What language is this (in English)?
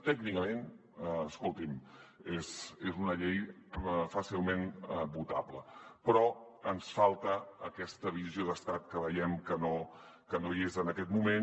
Catalan